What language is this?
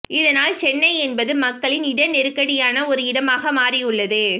Tamil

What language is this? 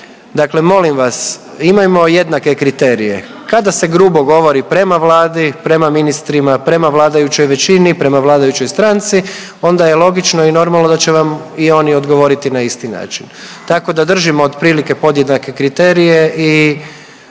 Croatian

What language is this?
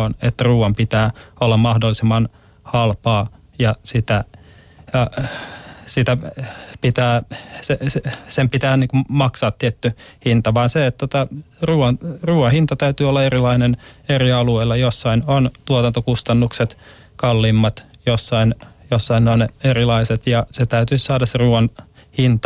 Finnish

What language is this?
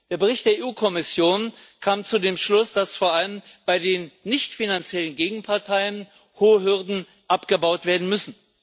German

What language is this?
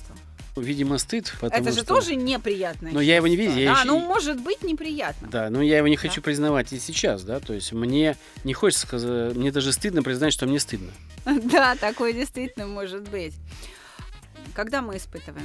Russian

